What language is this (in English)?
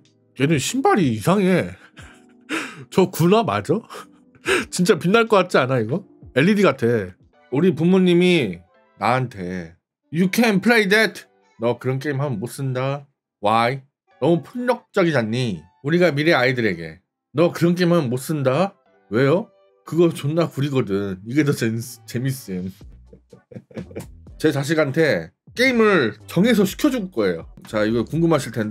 Korean